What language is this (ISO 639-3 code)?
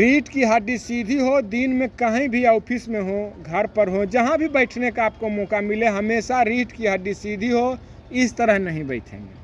hin